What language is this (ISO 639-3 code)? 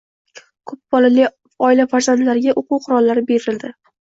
uzb